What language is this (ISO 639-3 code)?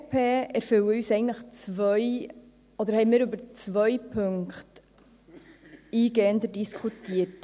gsw